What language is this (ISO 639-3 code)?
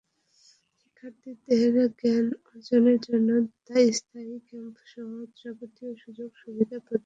ben